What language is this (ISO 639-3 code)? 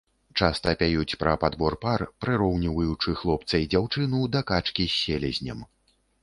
bel